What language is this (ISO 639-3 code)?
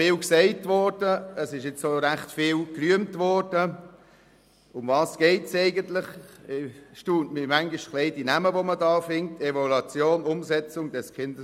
gsw